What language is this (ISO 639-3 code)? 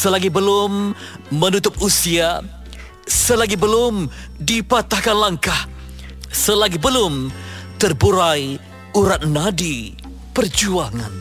msa